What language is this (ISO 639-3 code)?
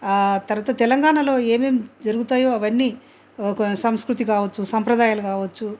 tel